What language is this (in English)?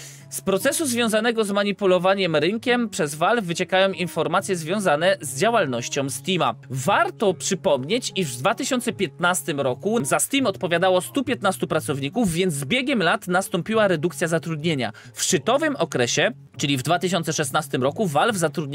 Polish